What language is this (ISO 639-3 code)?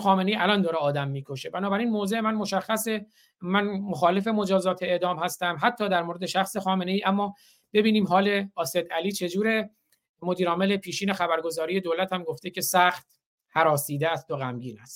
fas